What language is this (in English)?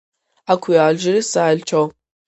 Georgian